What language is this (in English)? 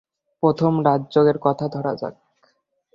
Bangla